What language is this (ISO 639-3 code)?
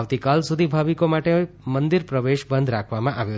guj